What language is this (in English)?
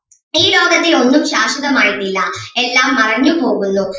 Malayalam